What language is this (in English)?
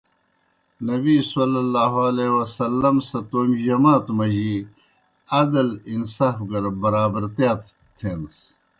Kohistani Shina